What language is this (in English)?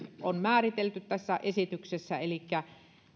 Finnish